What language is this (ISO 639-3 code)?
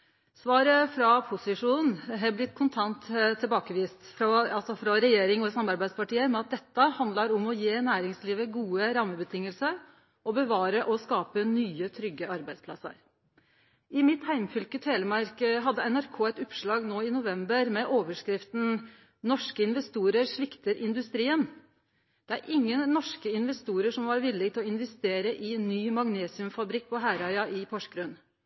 nno